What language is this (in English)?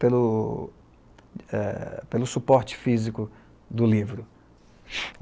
Portuguese